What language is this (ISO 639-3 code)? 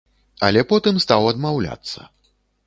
bel